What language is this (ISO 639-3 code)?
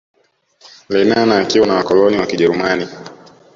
swa